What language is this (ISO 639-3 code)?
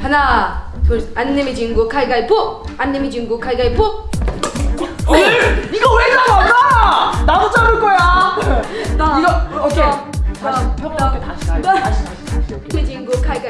kor